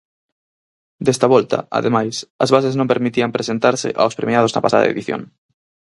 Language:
Galician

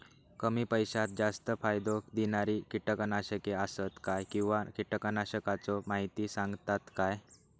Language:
Marathi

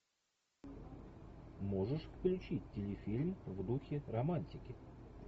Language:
Russian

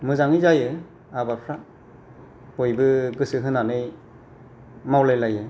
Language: Bodo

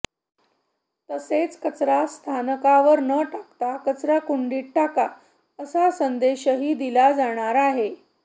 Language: Marathi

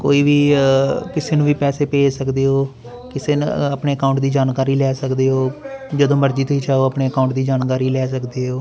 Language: Punjabi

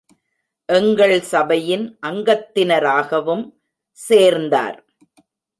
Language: Tamil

